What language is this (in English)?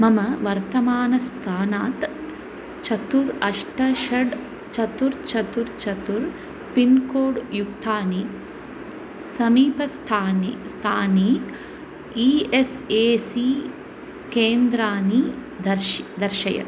Sanskrit